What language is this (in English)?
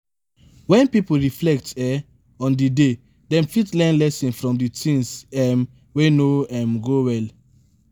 Nigerian Pidgin